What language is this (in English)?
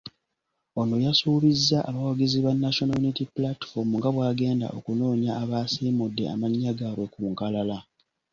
Ganda